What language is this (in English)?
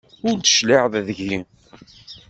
Kabyle